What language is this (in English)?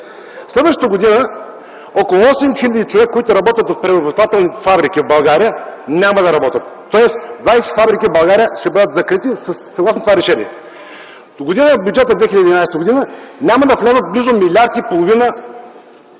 Bulgarian